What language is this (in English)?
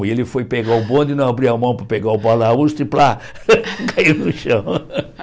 Portuguese